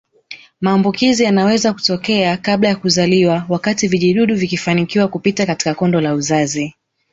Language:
Swahili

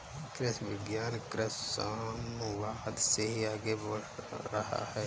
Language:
Hindi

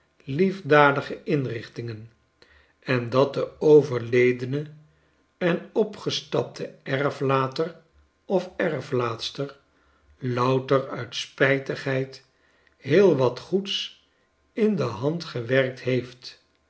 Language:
Dutch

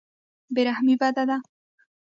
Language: Pashto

